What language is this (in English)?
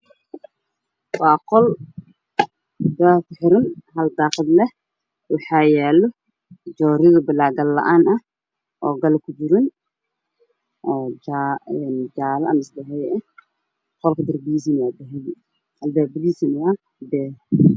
Somali